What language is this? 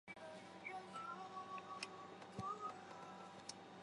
Chinese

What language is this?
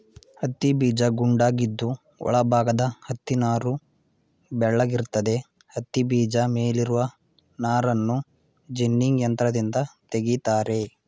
Kannada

